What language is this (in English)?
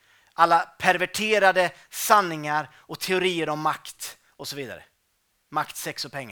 Swedish